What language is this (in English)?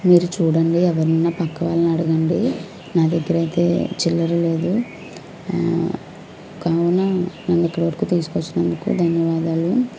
Telugu